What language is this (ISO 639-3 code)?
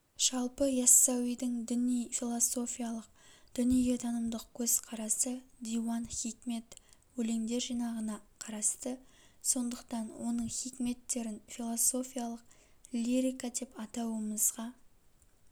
kaz